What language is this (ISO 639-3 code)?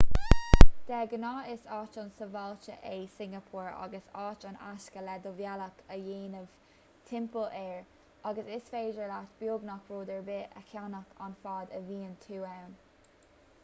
gle